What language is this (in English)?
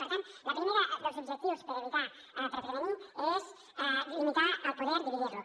Catalan